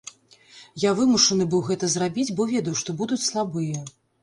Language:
Belarusian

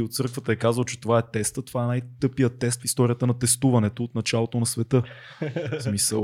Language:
Bulgarian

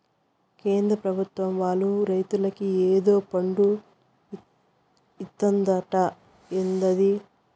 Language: Telugu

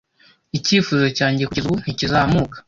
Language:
Kinyarwanda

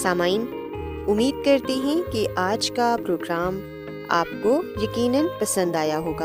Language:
Urdu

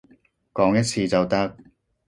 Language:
Cantonese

